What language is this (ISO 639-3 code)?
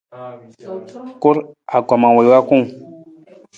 nmz